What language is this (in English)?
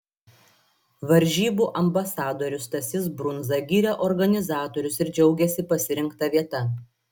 Lithuanian